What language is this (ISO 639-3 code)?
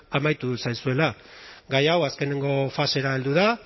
eus